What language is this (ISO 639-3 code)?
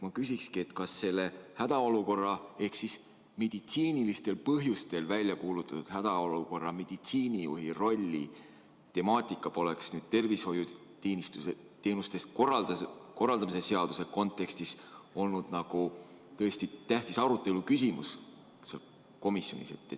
est